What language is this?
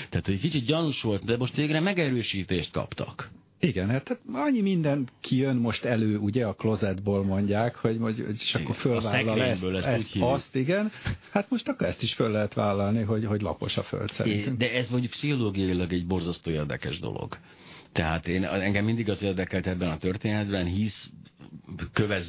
Hungarian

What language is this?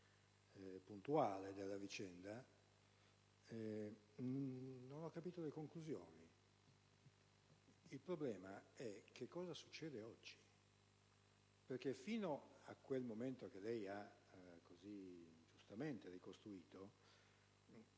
Italian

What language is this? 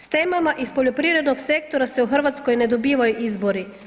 Croatian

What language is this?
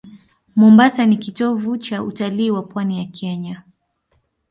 Swahili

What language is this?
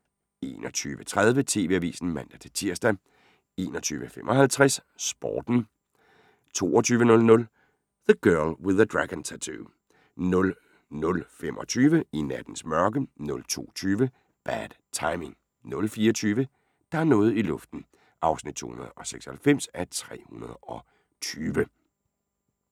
Danish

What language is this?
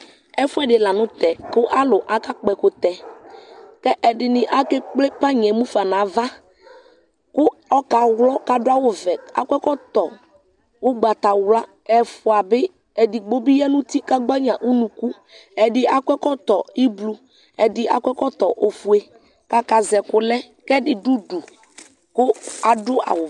Ikposo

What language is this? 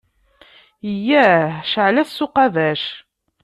Kabyle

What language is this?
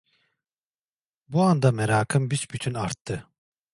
Turkish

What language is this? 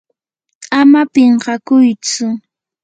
Yanahuanca Pasco Quechua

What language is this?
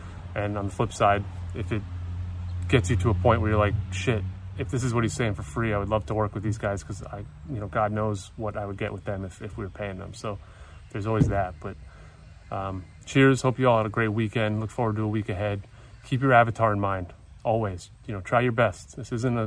English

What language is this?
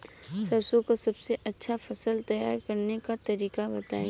Bhojpuri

